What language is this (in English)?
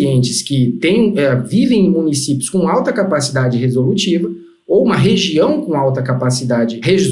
Portuguese